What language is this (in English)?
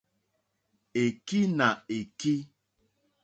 Mokpwe